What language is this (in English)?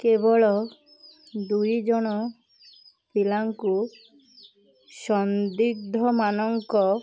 Odia